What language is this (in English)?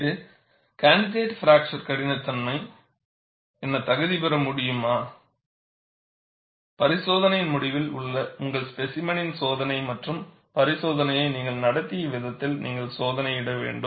Tamil